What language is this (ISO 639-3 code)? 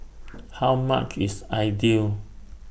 eng